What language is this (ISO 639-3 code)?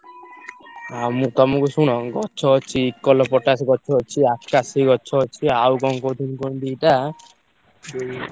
ori